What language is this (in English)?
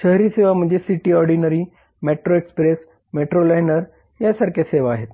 Marathi